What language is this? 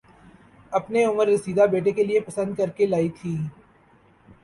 Urdu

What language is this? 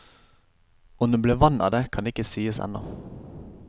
Norwegian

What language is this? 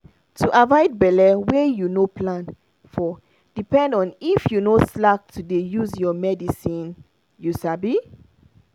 Nigerian Pidgin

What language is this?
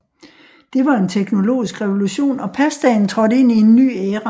Danish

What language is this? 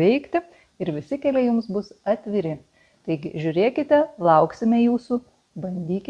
Lithuanian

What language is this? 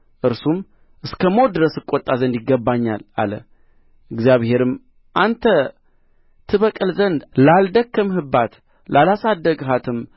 Amharic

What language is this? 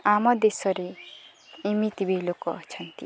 Odia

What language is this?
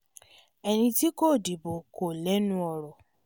Yoruba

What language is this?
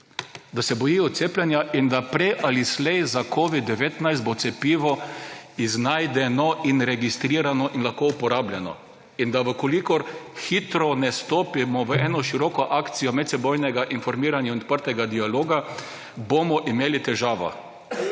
Slovenian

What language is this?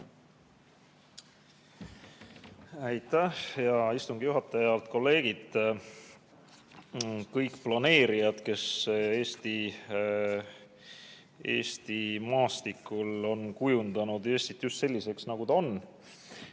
Estonian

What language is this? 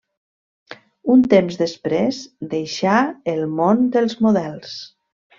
Catalan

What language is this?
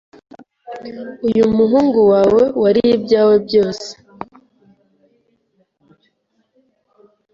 Kinyarwanda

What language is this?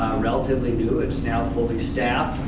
English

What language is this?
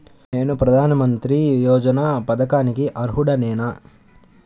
Telugu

